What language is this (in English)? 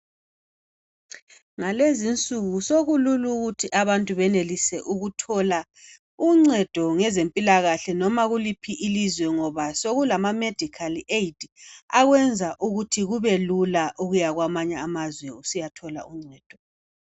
North Ndebele